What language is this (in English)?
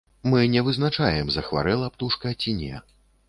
Belarusian